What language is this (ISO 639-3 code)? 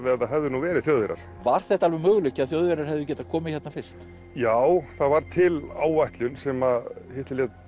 isl